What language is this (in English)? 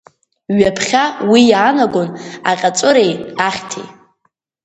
Abkhazian